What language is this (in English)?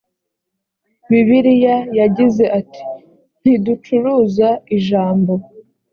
Kinyarwanda